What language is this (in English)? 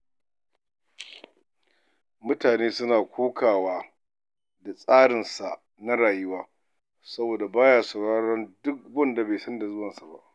Hausa